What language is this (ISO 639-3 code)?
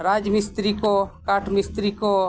sat